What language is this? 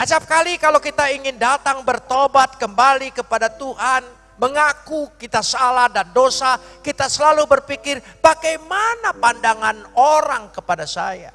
Indonesian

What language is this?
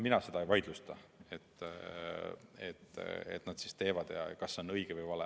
Estonian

